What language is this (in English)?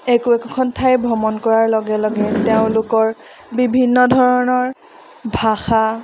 Assamese